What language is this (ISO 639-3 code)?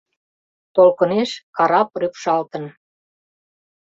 chm